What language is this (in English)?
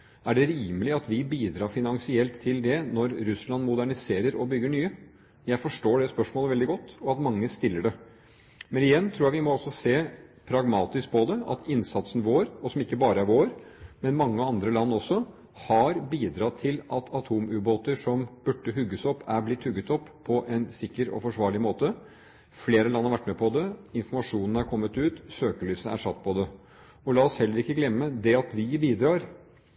Norwegian Bokmål